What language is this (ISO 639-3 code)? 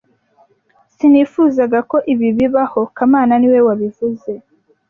kin